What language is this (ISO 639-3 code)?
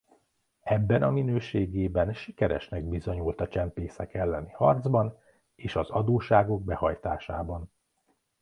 hun